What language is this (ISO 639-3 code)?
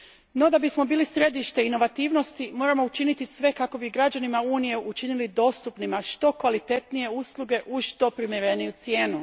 hrv